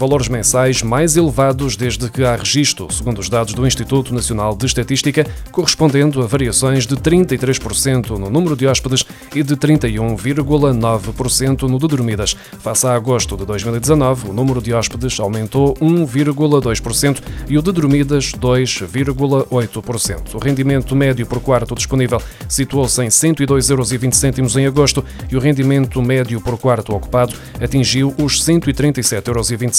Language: Portuguese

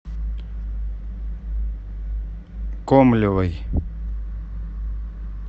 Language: Russian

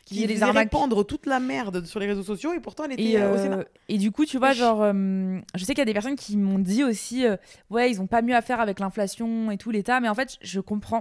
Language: French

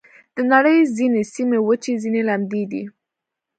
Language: Pashto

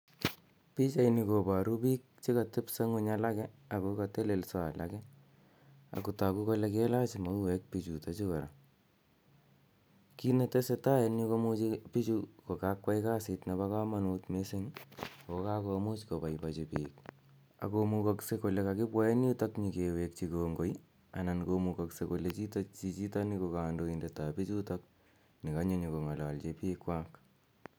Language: Kalenjin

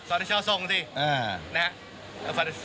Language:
Thai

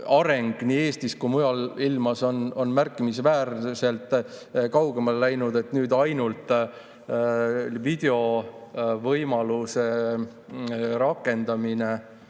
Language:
Estonian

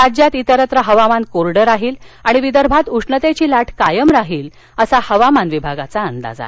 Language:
Marathi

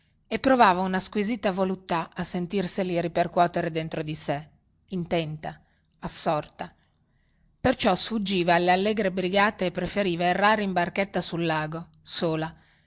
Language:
Italian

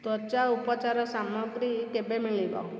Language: Odia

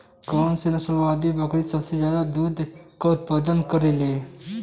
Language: Bhojpuri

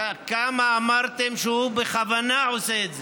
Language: Hebrew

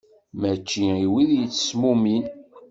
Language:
Kabyle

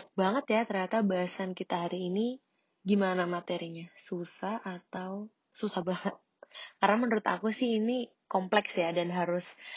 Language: Indonesian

